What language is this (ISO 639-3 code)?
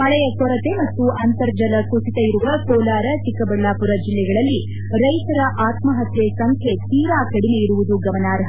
kan